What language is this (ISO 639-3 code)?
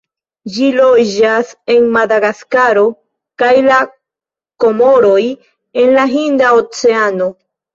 epo